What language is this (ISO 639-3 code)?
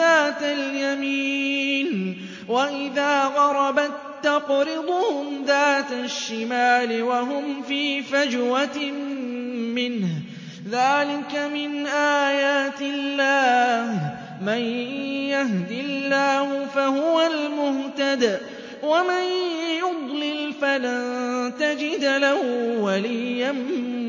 ara